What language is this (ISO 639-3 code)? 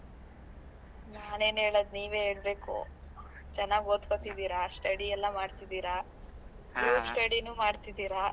kan